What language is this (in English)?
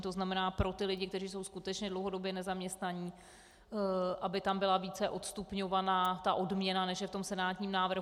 Czech